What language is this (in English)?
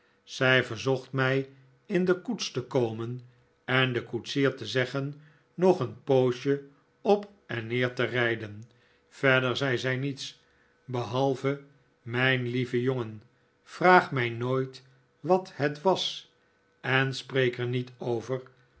Dutch